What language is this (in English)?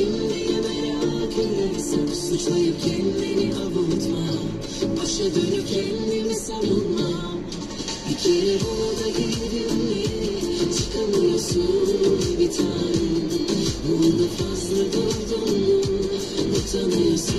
Dutch